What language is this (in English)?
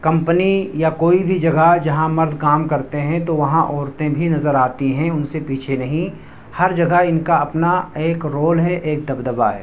Urdu